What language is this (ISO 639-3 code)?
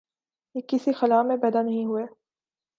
urd